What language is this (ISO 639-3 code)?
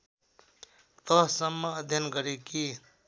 nep